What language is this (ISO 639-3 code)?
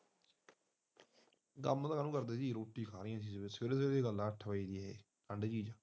pan